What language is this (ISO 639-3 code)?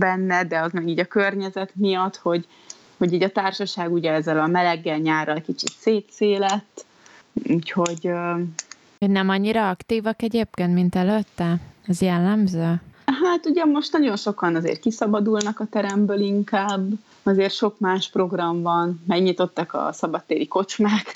hun